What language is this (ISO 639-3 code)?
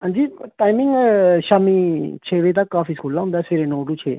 doi